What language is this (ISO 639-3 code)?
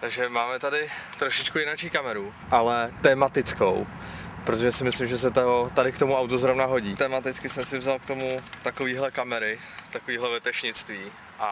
ces